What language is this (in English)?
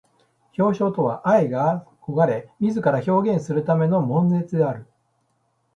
Japanese